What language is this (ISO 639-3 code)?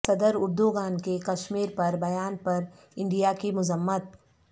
urd